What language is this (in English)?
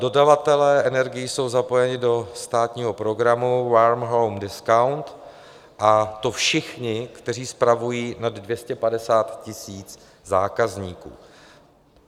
Czech